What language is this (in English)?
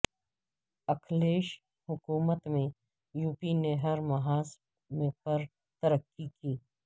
Urdu